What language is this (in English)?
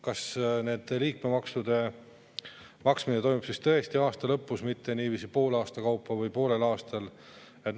Estonian